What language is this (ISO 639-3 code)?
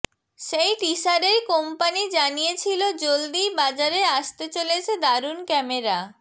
ben